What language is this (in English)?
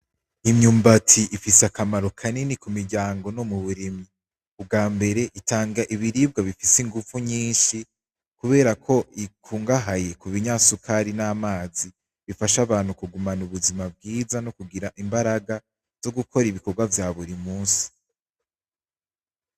Rundi